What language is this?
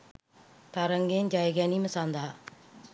Sinhala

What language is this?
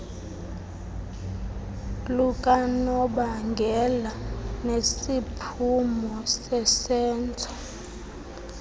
Xhosa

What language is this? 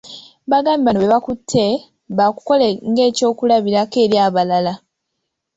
Ganda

